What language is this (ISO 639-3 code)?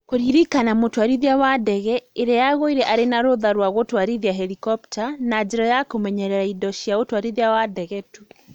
kik